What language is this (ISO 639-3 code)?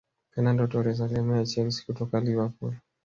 swa